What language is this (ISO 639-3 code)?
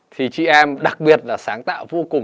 vie